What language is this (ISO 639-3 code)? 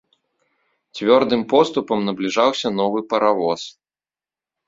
bel